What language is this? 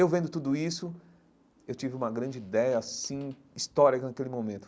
Portuguese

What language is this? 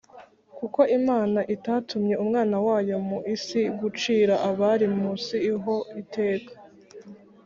Kinyarwanda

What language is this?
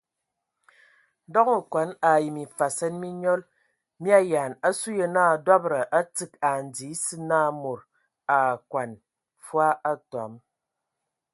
Ewondo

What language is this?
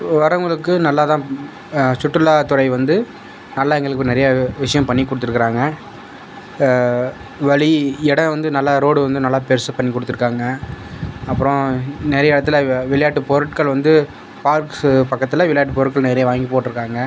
Tamil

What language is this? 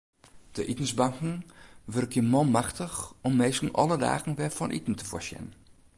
Western Frisian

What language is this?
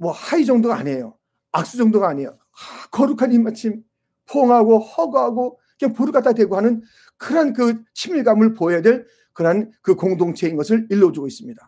Korean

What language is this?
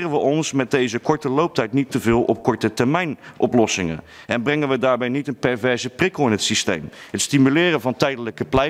Dutch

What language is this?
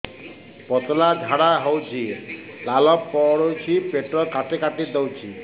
Odia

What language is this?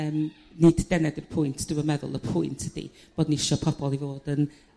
Welsh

